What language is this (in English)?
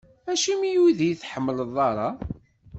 Kabyle